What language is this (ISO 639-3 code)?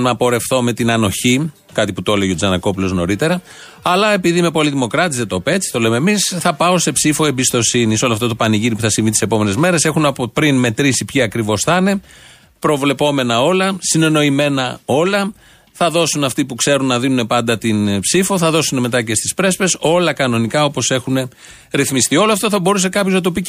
ell